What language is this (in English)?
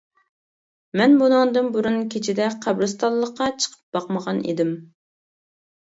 Uyghur